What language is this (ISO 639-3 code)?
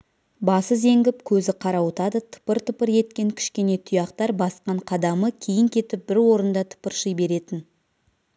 kaz